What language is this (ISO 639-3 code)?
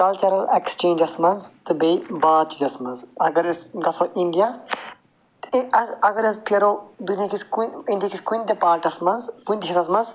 kas